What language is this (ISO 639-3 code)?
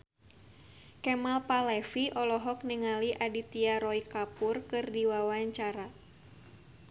sun